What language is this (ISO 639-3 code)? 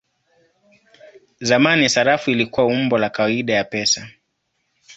swa